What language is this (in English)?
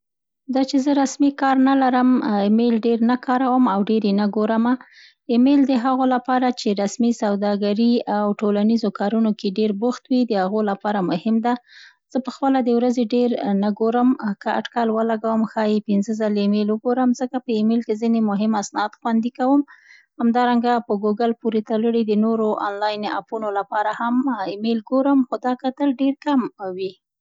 Central Pashto